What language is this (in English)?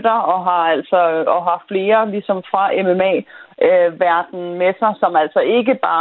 Danish